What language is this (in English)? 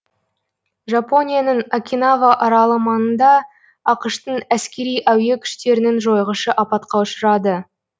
Kazakh